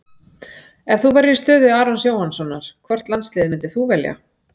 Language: Icelandic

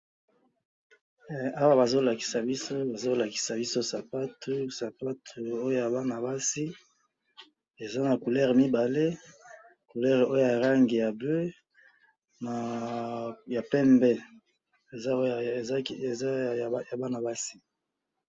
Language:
Lingala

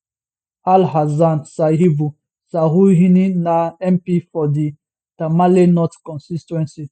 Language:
Nigerian Pidgin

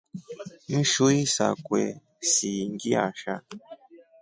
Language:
Rombo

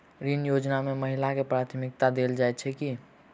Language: Maithili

